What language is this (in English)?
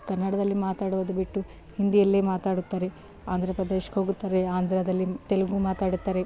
Kannada